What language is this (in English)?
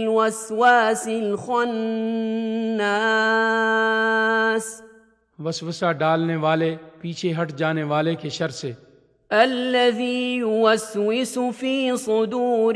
Urdu